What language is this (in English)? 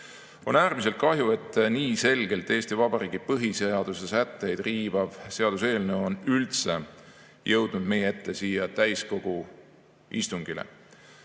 Estonian